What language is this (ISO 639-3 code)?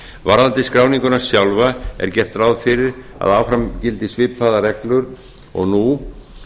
isl